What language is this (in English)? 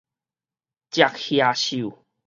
Min Nan Chinese